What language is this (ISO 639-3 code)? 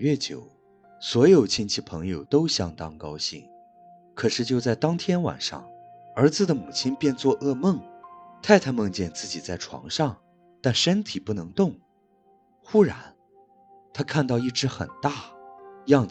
zho